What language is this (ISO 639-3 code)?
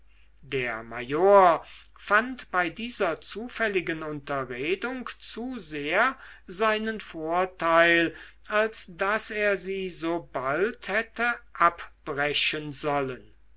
deu